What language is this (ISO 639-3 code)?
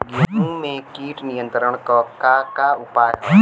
bho